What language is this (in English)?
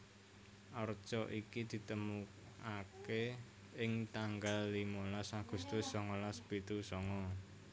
Javanese